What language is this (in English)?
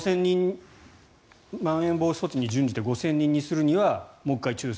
Japanese